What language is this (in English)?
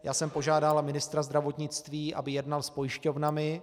Czech